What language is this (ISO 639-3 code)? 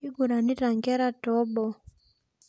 mas